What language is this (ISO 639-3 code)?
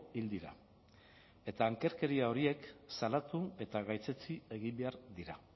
eus